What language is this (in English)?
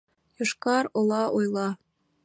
Mari